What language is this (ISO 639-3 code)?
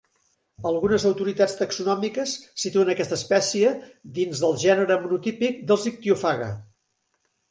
cat